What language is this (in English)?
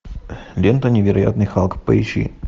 Russian